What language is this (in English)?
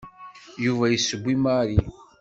Kabyle